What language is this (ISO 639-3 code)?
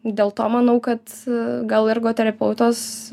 lit